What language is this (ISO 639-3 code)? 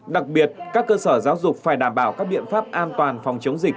vie